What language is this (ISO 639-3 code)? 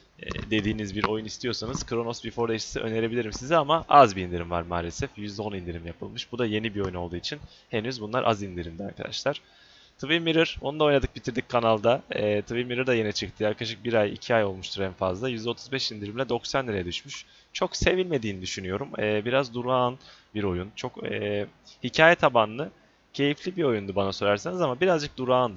tur